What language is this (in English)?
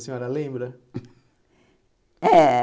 Portuguese